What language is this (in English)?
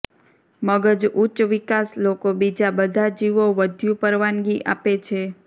Gujarati